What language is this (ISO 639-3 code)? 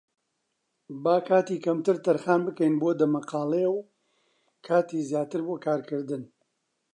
ckb